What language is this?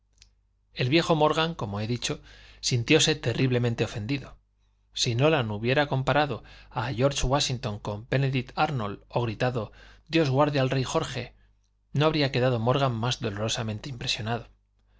Spanish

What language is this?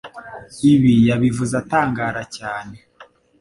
Kinyarwanda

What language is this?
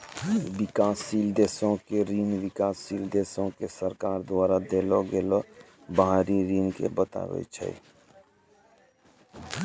Maithili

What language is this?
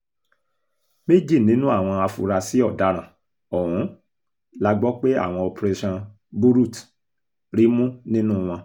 Yoruba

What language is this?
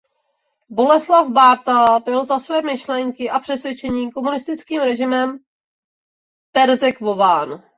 Czech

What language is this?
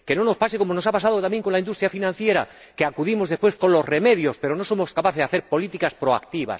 Spanish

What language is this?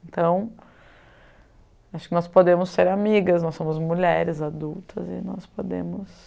Portuguese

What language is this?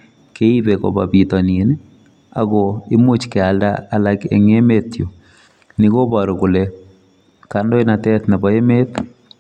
Kalenjin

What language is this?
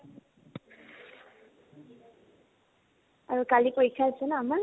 Assamese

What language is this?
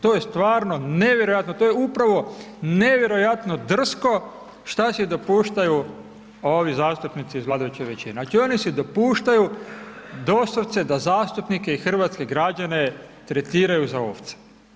Croatian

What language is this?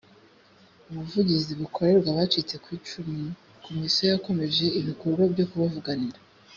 Kinyarwanda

